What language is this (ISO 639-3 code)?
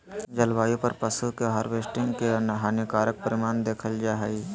mag